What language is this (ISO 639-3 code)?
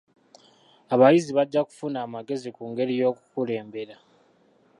lug